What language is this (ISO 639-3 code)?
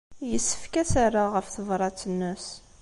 kab